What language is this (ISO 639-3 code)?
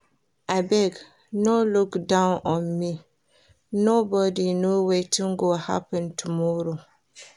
pcm